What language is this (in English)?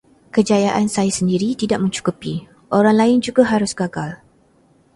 Malay